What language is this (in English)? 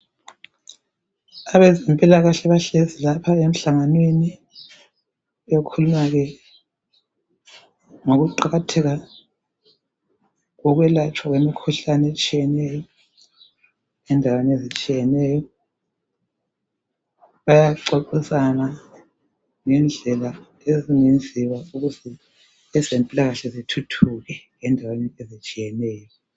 North Ndebele